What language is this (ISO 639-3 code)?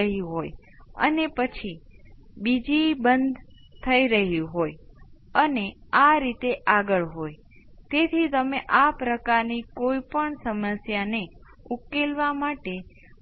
guj